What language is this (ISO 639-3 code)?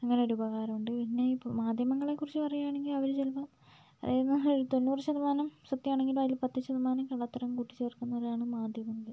mal